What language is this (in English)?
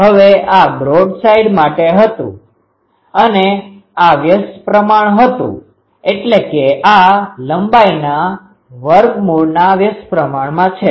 Gujarati